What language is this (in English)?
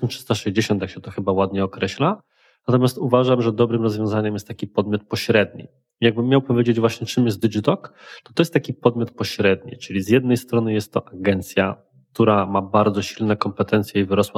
Polish